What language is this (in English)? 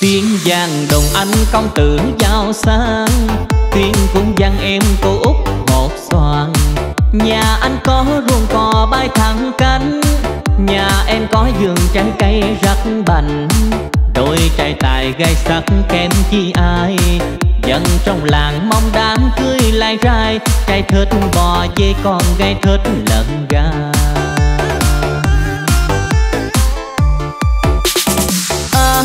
Vietnamese